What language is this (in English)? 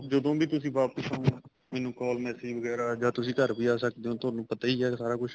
Punjabi